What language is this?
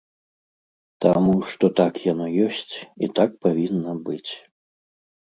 Belarusian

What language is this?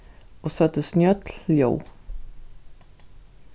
Faroese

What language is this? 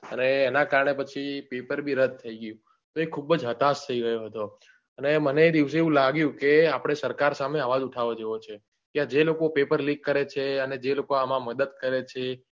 Gujarati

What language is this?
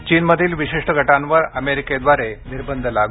Marathi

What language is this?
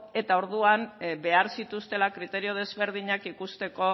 Basque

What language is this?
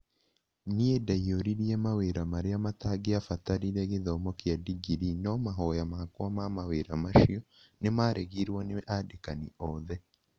Kikuyu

